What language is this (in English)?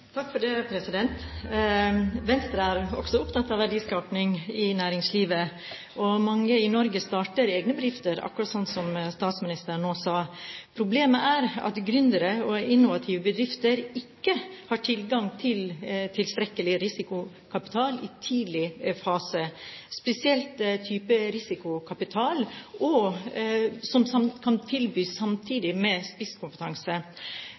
Norwegian